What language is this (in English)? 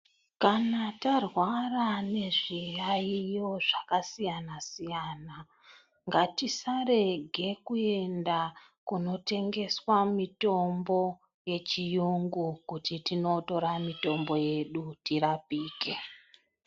Ndau